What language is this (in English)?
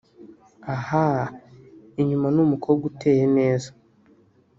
Kinyarwanda